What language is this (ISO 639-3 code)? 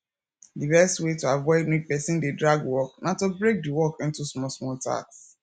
pcm